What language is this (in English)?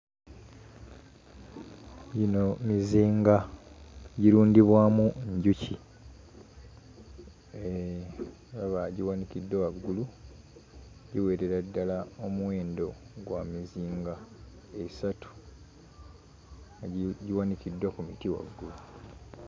Ganda